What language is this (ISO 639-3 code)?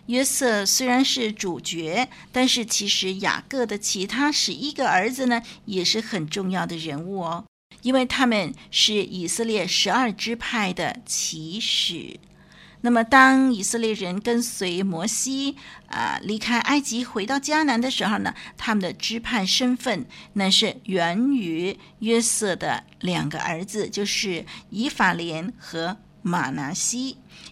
zho